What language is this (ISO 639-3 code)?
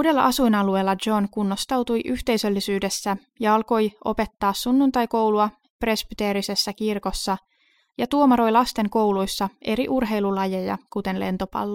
fin